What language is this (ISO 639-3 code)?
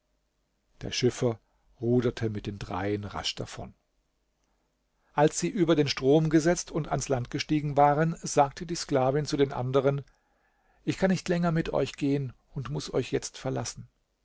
deu